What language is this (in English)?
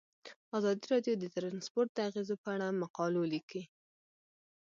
Pashto